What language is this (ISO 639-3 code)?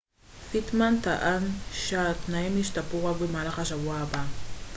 heb